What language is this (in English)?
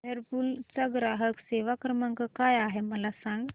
Marathi